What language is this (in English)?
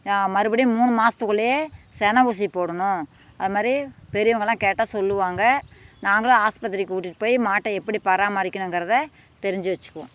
Tamil